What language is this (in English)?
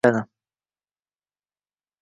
Uzbek